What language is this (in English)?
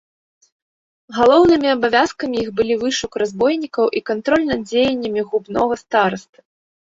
Belarusian